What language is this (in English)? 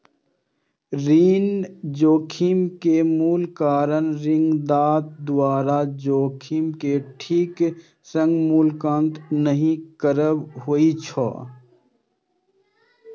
Maithili